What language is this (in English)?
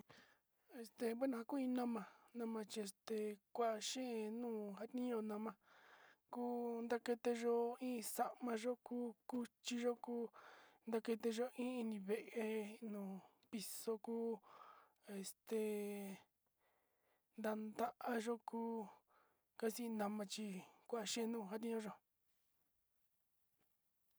Sinicahua Mixtec